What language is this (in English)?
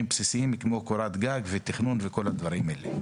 Hebrew